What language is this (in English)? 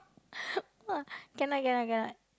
English